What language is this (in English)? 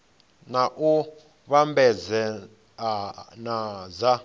Venda